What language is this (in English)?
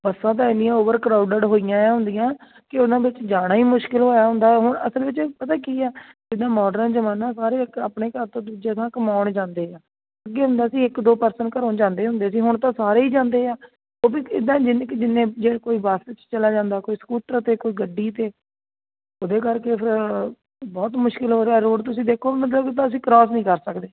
Punjabi